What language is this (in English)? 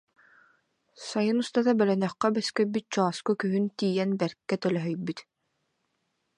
Yakut